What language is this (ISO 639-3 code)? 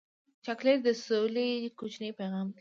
pus